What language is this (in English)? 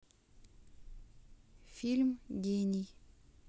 Russian